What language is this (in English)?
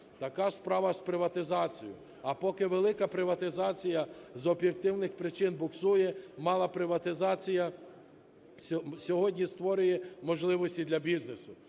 Ukrainian